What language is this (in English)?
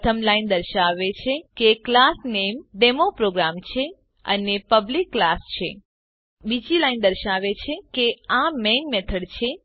Gujarati